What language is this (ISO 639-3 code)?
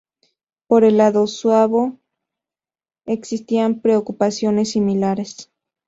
spa